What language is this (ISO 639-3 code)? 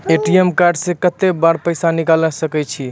mai